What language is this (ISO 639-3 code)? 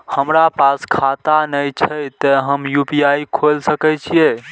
mai